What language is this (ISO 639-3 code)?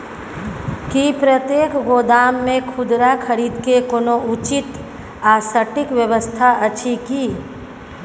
mai